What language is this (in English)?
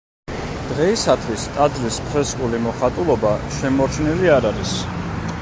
Georgian